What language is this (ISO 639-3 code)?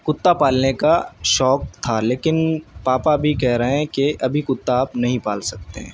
urd